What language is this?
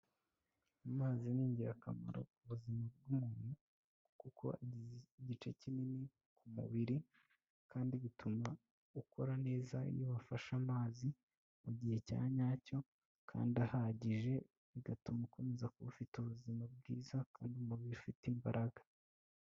Kinyarwanda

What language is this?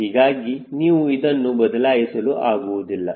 Kannada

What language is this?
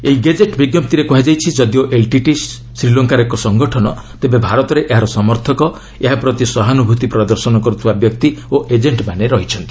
Odia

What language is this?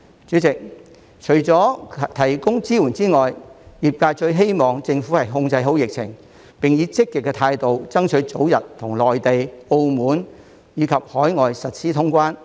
Cantonese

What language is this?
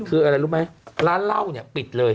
Thai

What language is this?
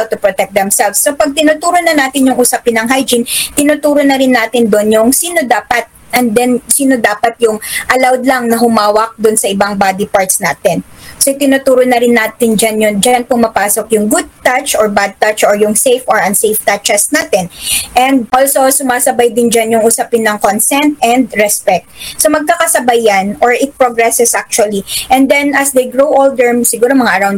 Filipino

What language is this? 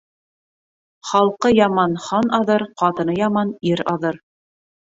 Bashkir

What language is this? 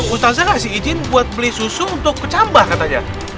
Indonesian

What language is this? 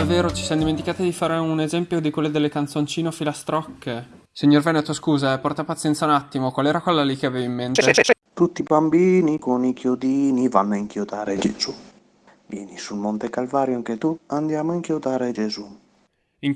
Italian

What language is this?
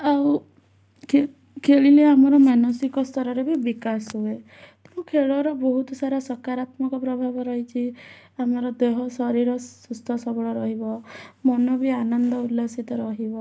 Odia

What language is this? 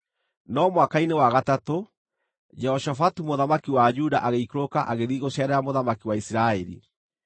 Kikuyu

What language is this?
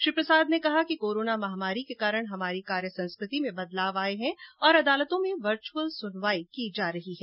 Hindi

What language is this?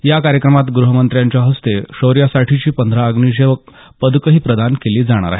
Marathi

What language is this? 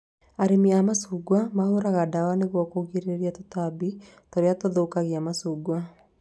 Kikuyu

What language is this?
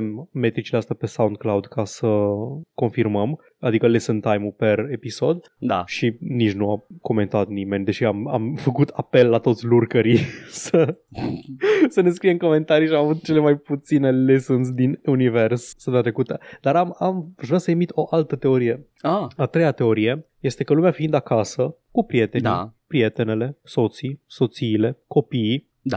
Romanian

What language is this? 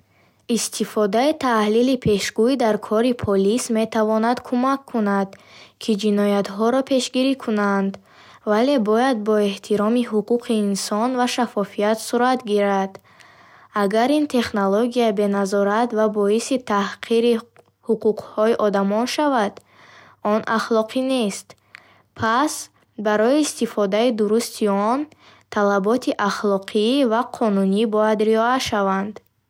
Bukharic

